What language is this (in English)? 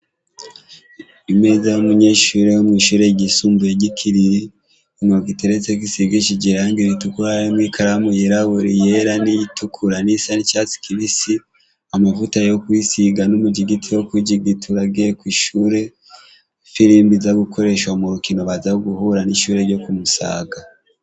Rundi